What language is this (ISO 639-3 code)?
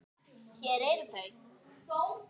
isl